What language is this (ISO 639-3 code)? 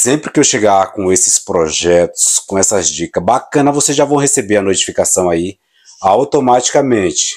por